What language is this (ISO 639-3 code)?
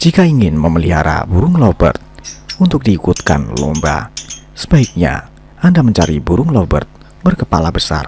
ind